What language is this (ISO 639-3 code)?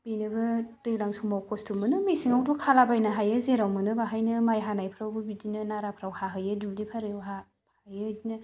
brx